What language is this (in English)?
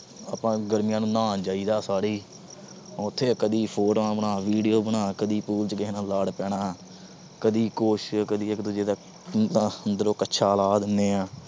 Punjabi